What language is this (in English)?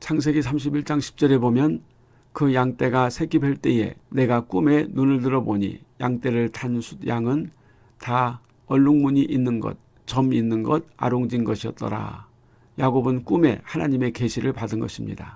Korean